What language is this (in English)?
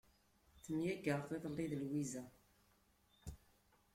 Kabyle